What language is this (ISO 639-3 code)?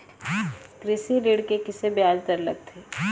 hne